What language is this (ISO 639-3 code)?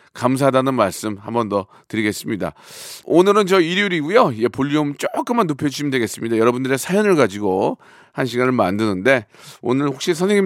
kor